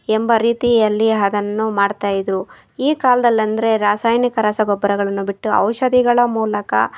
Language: Kannada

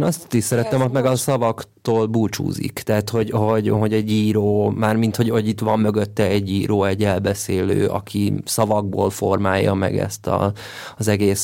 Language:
Hungarian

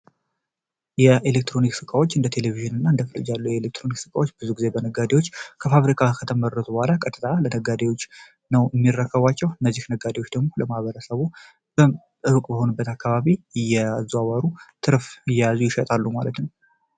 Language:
Amharic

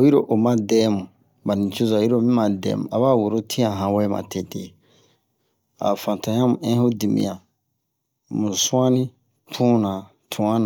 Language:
Bomu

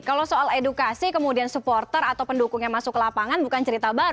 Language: Indonesian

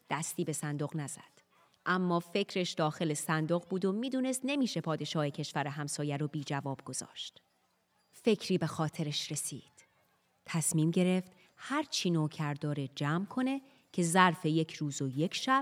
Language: Persian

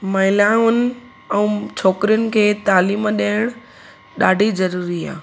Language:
Sindhi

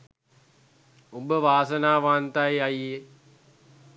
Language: Sinhala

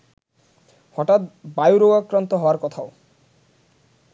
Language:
Bangla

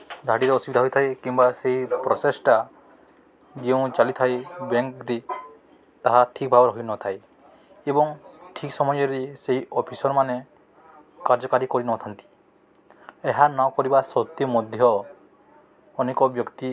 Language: Odia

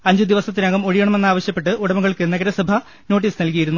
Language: Malayalam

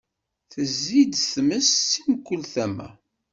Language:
Kabyle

